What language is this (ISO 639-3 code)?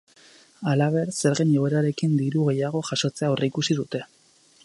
eus